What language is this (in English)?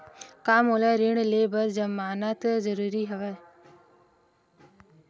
Chhattisgarhi